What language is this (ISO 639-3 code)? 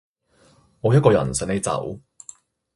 yue